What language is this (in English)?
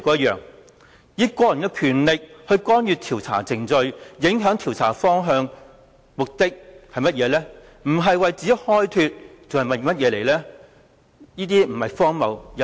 Cantonese